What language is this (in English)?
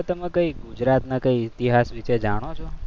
Gujarati